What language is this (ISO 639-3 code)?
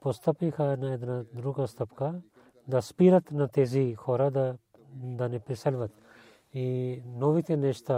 bul